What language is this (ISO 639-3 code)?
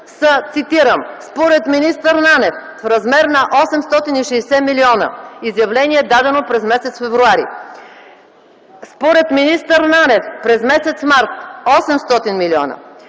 bul